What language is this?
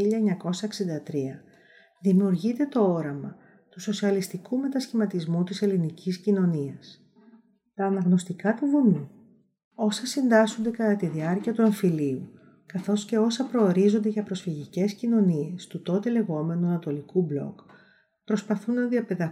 Greek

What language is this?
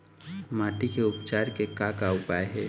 Chhattisgarhi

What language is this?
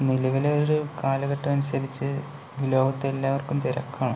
Malayalam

